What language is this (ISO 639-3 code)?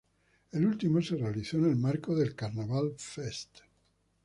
spa